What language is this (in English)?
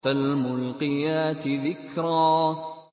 Arabic